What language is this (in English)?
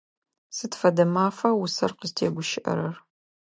Adyghe